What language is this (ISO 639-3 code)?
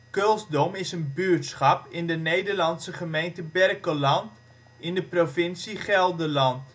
nld